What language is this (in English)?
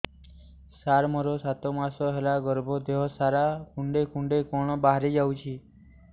Odia